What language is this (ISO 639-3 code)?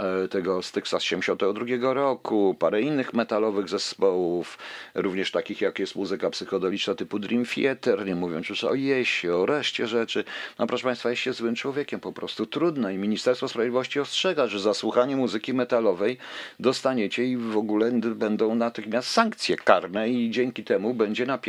pol